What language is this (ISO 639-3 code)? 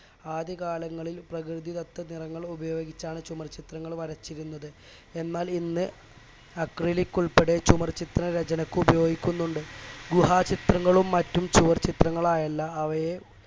mal